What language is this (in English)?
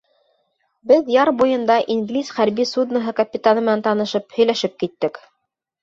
Bashkir